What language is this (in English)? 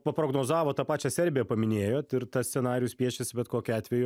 Lithuanian